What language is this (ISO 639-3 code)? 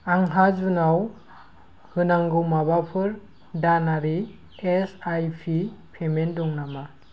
brx